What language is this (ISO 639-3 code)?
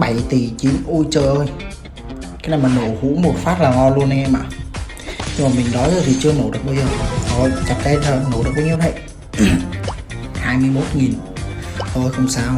vie